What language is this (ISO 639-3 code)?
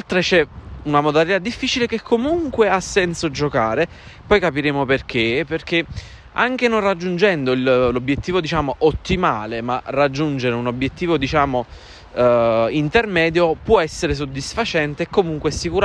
ita